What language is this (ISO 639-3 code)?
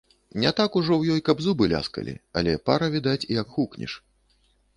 bel